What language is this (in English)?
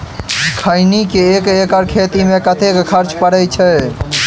Maithili